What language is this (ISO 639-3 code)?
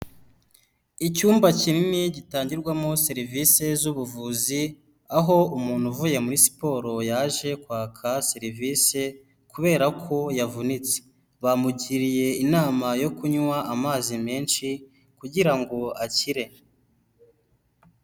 kin